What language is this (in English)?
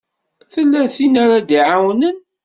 Kabyle